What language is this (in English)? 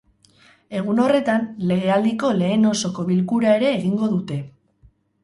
Basque